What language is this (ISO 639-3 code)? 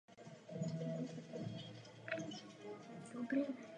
ces